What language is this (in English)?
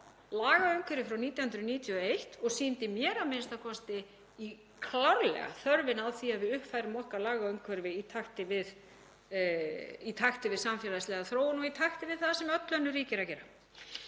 Icelandic